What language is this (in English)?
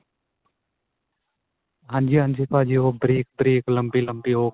Punjabi